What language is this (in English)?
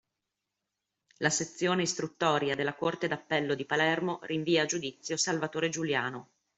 Italian